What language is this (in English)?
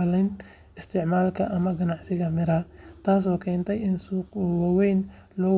Somali